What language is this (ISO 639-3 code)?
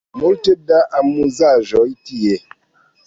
epo